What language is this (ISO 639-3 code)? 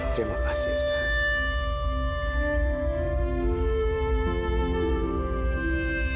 ind